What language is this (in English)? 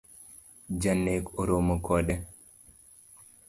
Luo (Kenya and Tanzania)